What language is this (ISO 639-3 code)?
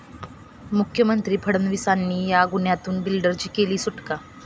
mar